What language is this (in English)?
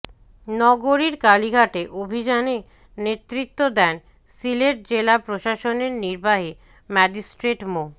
Bangla